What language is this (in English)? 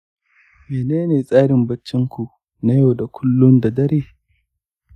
Hausa